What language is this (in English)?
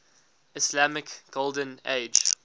English